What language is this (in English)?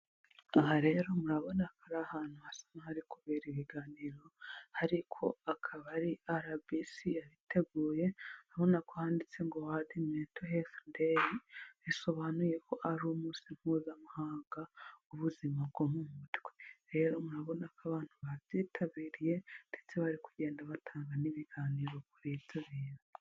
Kinyarwanda